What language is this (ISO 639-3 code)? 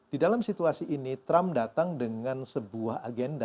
ind